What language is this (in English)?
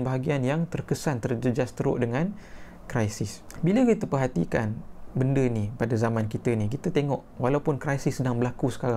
Malay